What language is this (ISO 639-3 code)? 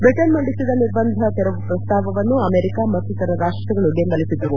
kan